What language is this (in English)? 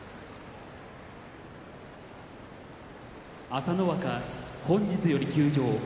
Japanese